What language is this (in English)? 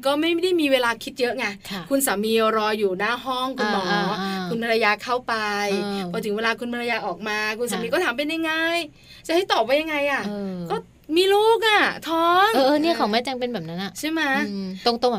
Thai